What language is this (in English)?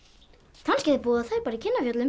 Icelandic